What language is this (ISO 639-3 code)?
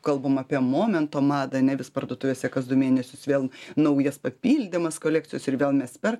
lit